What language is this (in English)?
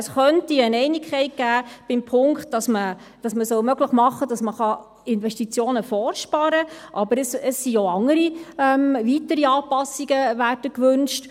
Swiss German